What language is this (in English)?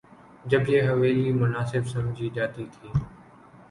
Urdu